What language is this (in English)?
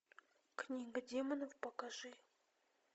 Russian